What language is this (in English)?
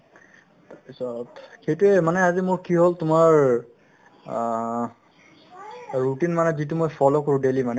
Assamese